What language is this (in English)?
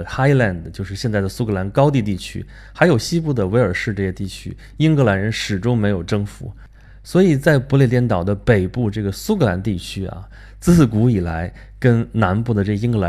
Chinese